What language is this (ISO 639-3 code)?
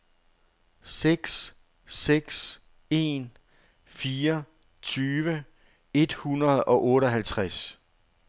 dan